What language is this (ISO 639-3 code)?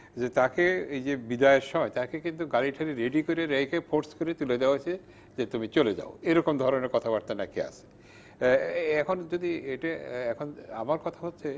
ben